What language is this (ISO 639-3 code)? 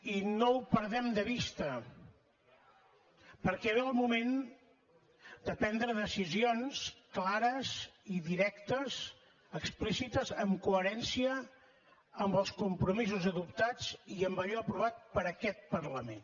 cat